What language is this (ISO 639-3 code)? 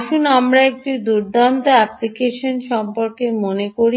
ben